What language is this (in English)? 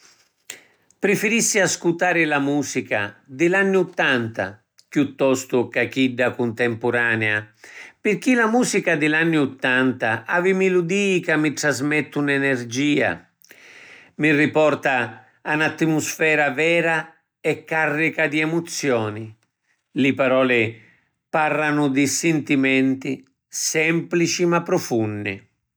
Sicilian